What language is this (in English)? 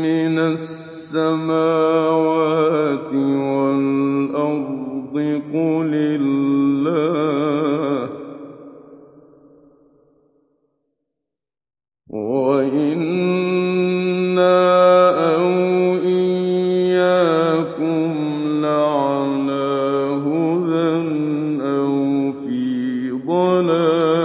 Arabic